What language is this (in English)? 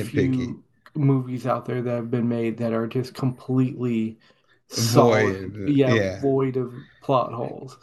English